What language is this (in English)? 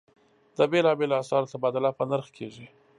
Pashto